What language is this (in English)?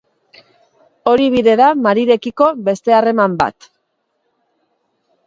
Basque